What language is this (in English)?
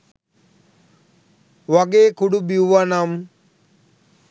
Sinhala